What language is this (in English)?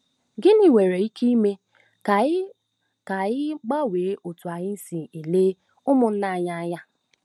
Igbo